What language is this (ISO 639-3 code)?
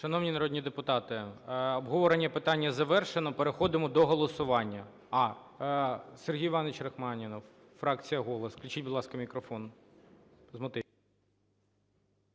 ukr